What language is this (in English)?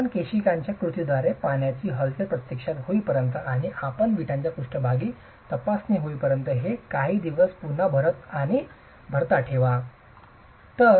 Marathi